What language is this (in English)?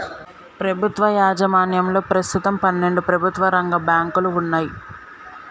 Telugu